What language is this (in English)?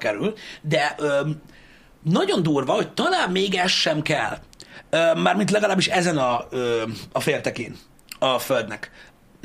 Hungarian